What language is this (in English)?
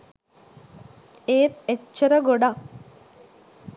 Sinhala